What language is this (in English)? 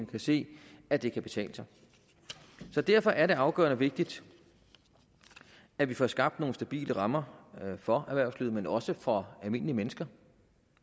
Danish